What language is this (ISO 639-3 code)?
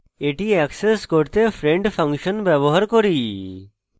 ben